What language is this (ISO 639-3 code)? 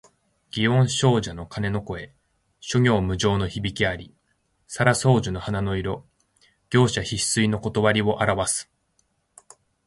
jpn